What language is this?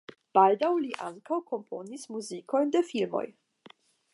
Esperanto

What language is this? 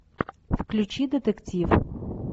Russian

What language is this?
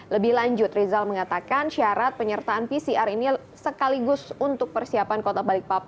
Indonesian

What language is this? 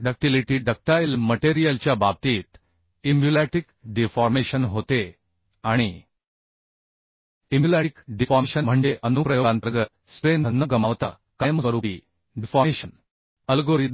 Marathi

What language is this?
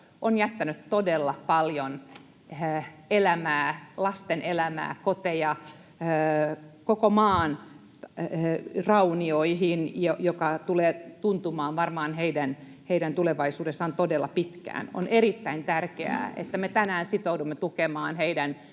Finnish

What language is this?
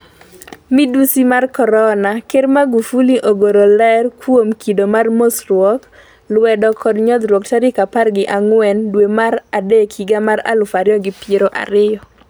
Luo (Kenya and Tanzania)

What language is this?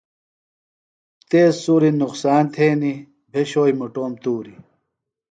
Phalura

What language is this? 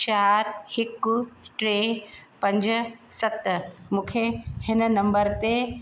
Sindhi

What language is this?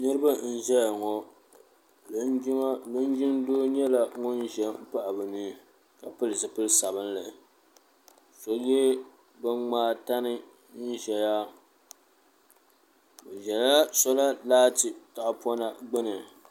Dagbani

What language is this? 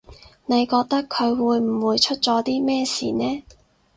Cantonese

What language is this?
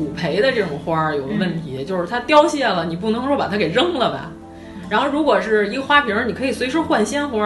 Chinese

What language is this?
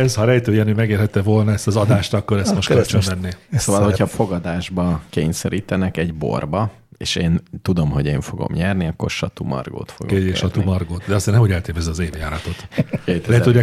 Hungarian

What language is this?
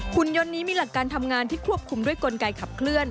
Thai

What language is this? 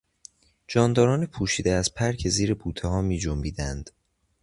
Persian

